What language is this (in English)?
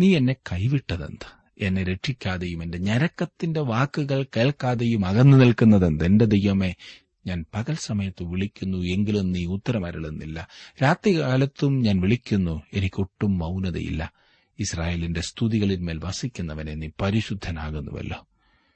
Malayalam